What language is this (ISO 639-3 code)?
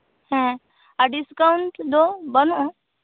sat